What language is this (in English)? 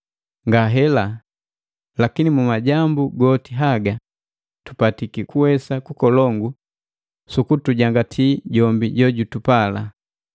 Matengo